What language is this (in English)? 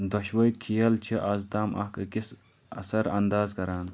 Kashmiri